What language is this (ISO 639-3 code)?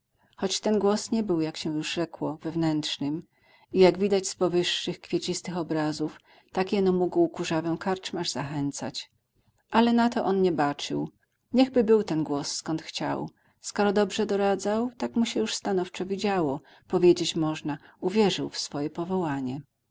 pol